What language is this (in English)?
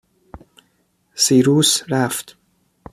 Persian